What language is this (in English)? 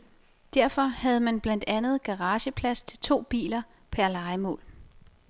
Danish